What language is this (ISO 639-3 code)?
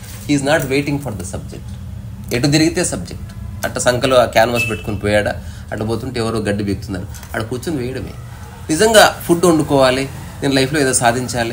tel